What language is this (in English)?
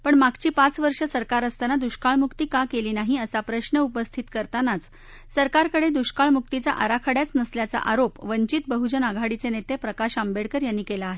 Marathi